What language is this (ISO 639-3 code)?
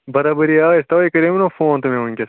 kas